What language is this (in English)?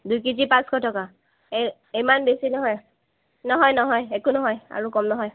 Assamese